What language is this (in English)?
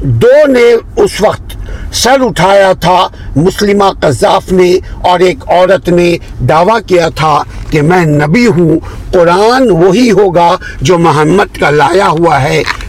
Urdu